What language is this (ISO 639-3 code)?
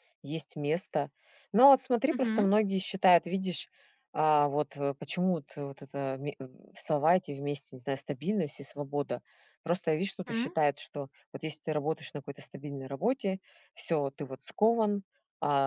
rus